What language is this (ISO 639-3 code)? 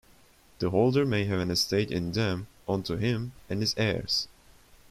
eng